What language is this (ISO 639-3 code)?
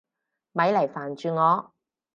yue